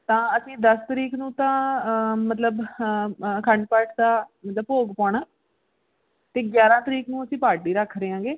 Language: Punjabi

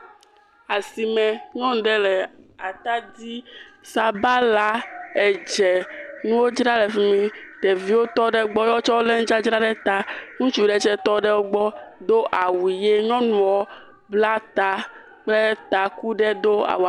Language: Ewe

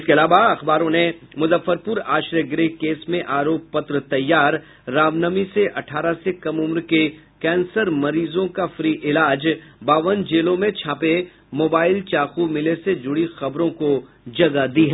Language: Hindi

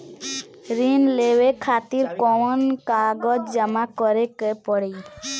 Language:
Bhojpuri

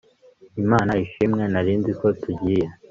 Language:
Kinyarwanda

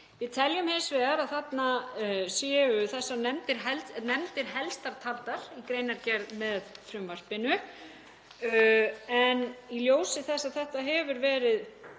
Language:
Icelandic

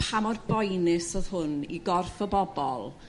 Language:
Welsh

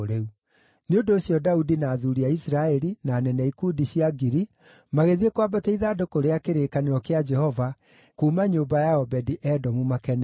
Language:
Kikuyu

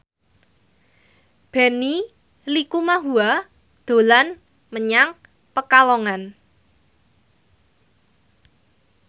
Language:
Javanese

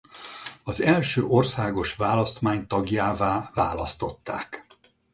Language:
Hungarian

